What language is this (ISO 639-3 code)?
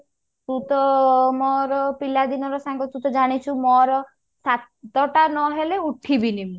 ori